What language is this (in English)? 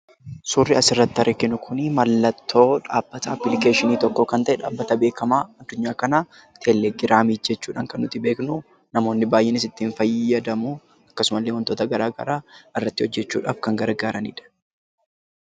Oromo